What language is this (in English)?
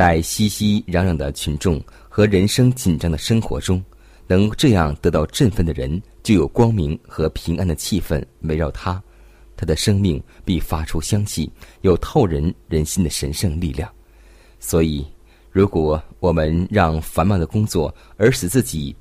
Chinese